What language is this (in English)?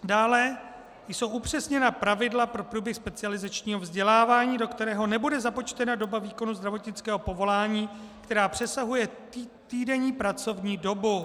Czech